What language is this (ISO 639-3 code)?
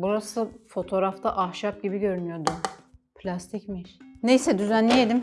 tur